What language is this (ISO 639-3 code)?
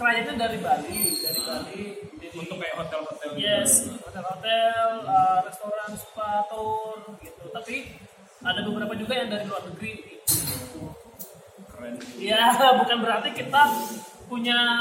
ind